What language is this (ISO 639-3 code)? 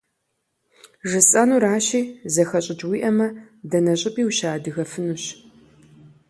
kbd